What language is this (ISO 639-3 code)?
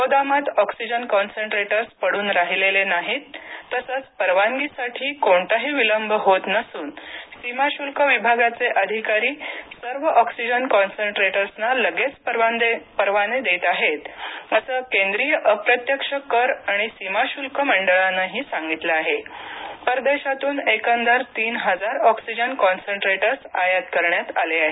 mar